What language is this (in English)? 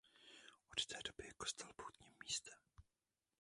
Czech